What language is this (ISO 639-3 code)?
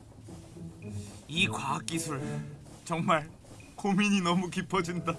kor